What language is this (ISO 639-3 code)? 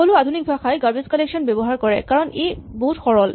asm